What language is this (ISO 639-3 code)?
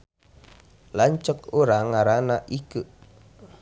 sun